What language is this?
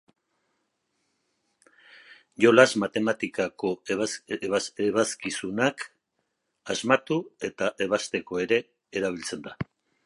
Basque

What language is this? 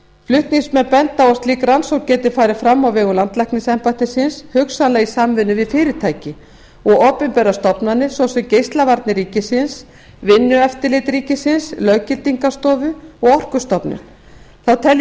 Icelandic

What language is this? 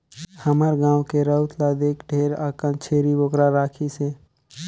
Chhattisgarhi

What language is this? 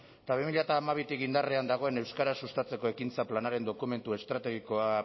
Basque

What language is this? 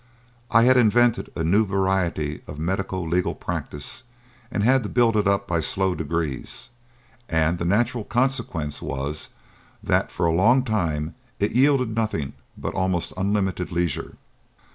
English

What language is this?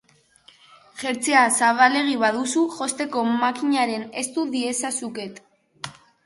Basque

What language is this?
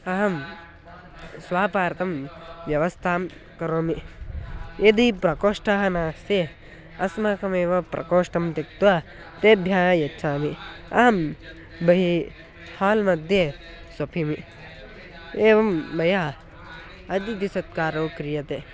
Sanskrit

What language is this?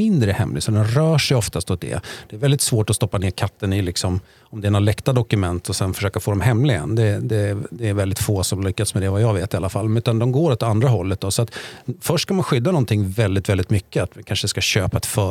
Swedish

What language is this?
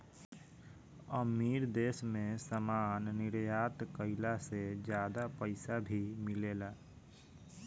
Bhojpuri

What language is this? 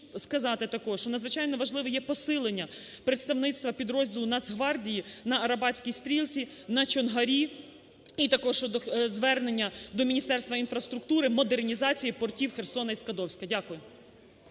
Ukrainian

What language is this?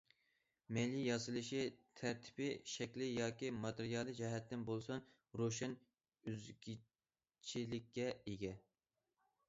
Uyghur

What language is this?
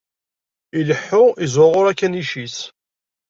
Kabyle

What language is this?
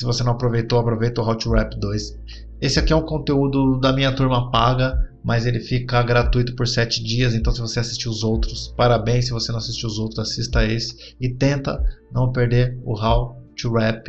Portuguese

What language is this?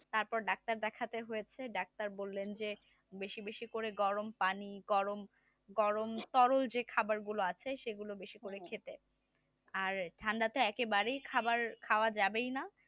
Bangla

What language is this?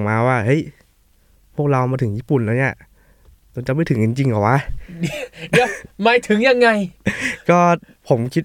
Thai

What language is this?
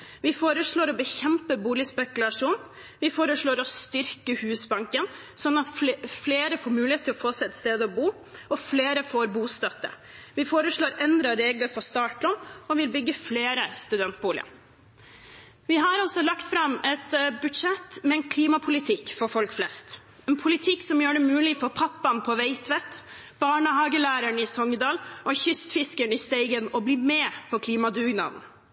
Norwegian Bokmål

